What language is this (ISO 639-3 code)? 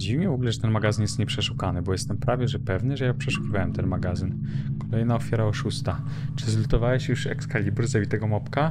pol